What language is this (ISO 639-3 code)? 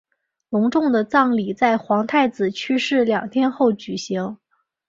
zho